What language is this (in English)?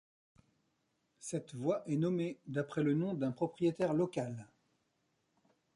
French